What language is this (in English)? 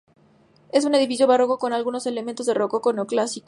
Spanish